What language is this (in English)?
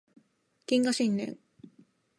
Japanese